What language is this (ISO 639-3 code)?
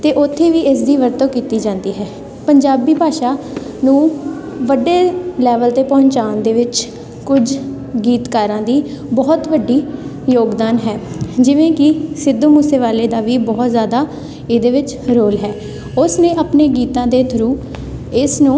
pan